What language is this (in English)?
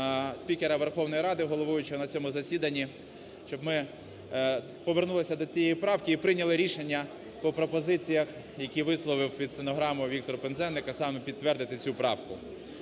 Ukrainian